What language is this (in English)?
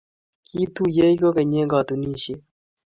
Kalenjin